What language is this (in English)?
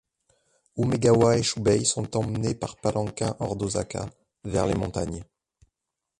French